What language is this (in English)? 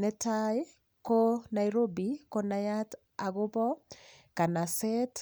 Kalenjin